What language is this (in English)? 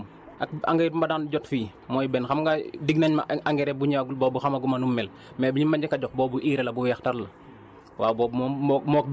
Wolof